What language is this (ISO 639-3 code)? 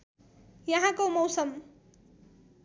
nep